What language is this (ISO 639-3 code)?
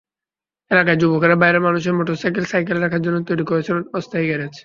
ben